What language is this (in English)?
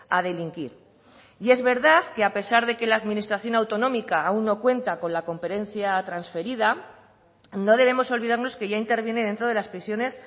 Spanish